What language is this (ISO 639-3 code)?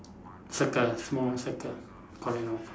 eng